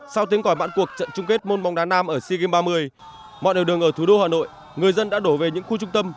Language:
Vietnamese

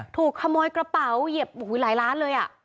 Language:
Thai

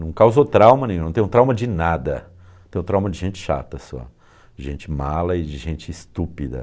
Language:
Portuguese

